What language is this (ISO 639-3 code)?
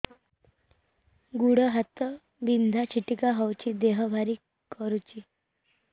ori